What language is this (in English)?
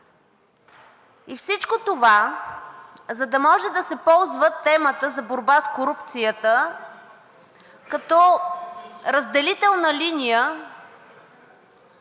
Bulgarian